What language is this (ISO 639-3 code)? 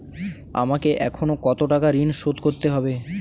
ben